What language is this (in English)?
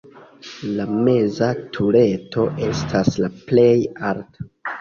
Esperanto